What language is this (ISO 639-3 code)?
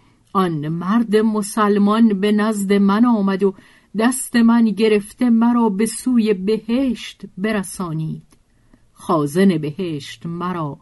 fas